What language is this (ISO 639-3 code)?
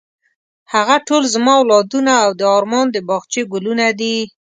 pus